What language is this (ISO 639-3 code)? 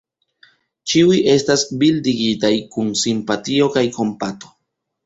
epo